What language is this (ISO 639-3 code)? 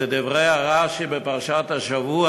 heb